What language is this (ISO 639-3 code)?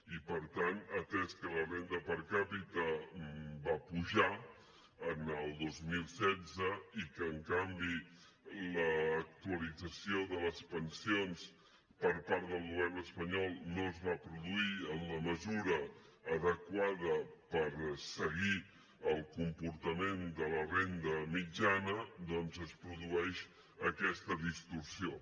cat